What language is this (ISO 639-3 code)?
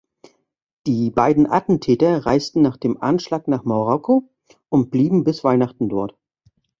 deu